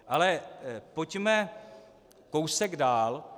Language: Czech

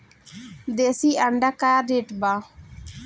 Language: Bhojpuri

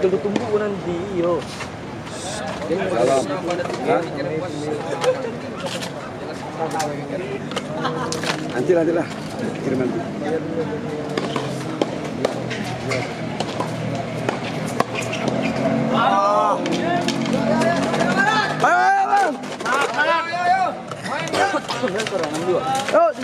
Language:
Indonesian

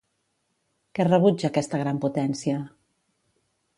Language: Catalan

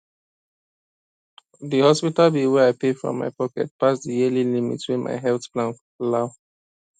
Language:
Nigerian Pidgin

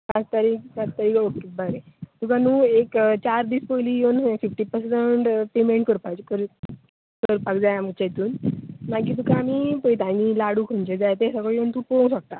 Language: Konkani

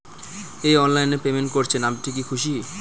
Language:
Bangla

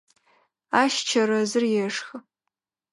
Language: Adyghe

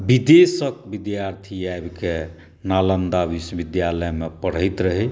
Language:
Maithili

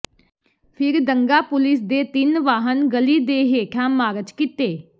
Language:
Punjabi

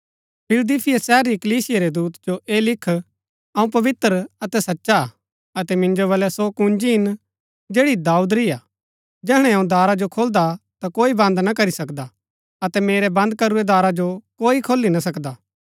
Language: Gaddi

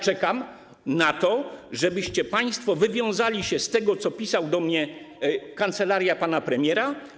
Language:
Polish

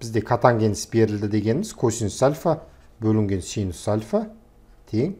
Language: Turkish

